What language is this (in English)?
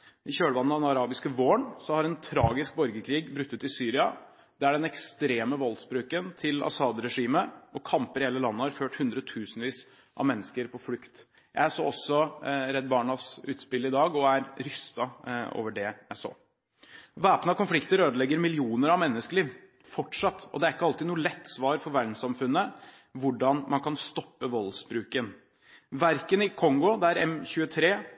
Norwegian Bokmål